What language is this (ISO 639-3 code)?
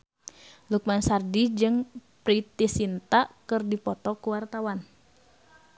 sun